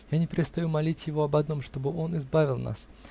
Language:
Russian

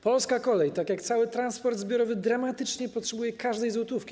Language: Polish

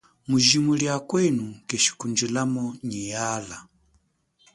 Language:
Chokwe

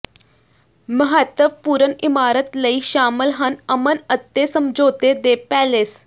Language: Punjabi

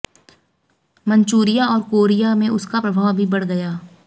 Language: Hindi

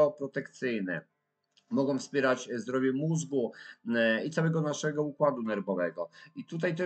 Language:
Polish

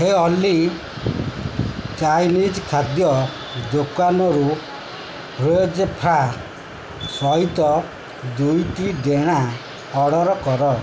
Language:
Odia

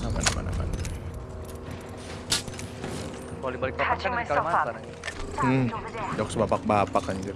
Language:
Indonesian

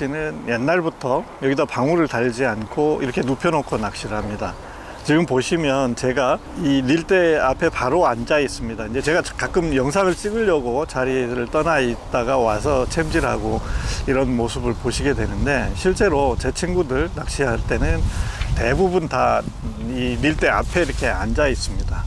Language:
Korean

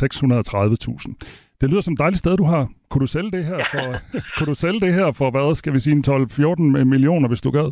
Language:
Danish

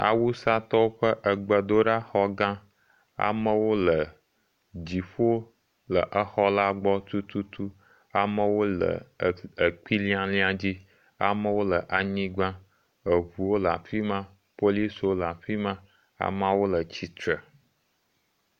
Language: Ewe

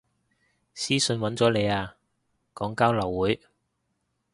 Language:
Cantonese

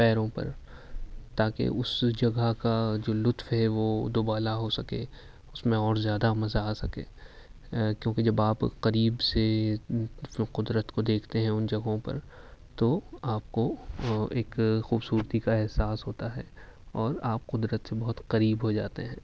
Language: Urdu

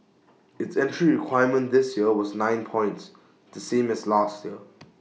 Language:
English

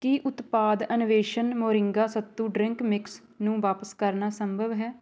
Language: Punjabi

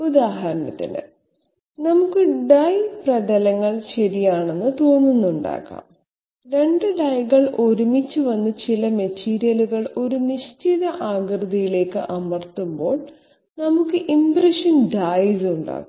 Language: Malayalam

